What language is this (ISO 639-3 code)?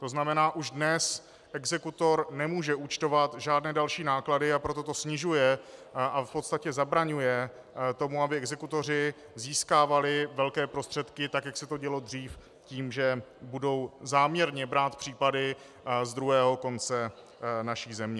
ces